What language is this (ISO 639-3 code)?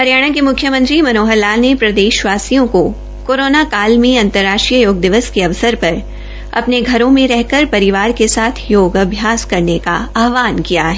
hin